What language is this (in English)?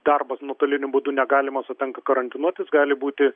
Lithuanian